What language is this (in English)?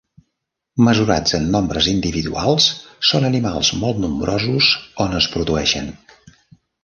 Catalan